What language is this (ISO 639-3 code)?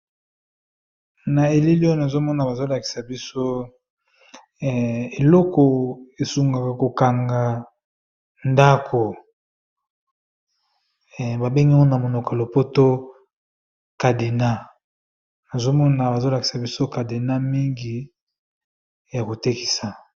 lin